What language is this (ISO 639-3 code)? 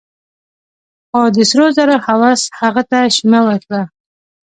pus